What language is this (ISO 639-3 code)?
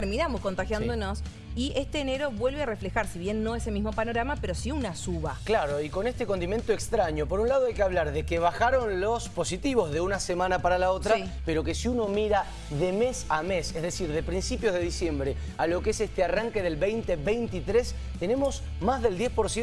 spa